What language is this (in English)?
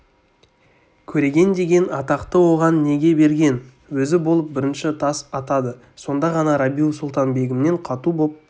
Kazakh